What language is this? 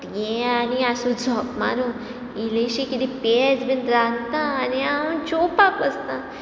Konkani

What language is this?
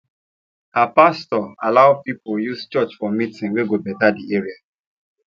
Nigerian Pidgin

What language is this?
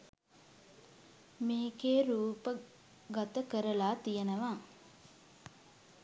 Sinhala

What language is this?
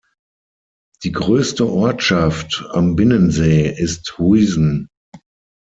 German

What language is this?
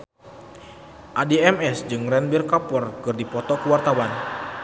Sundanese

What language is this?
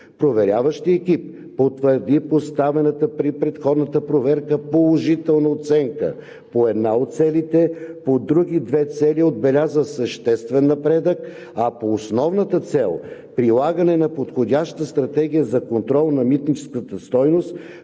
Bulgarian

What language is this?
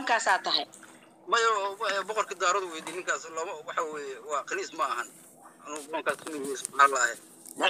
Arabic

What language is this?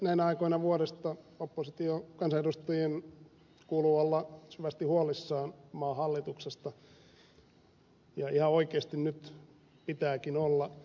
Finnish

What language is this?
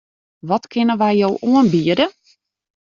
Western Frisian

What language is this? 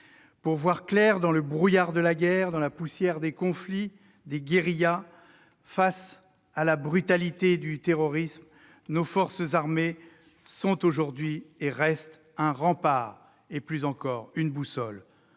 French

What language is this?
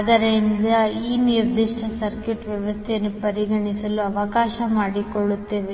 Kannada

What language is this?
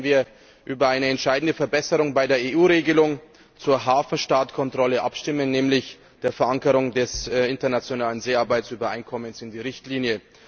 German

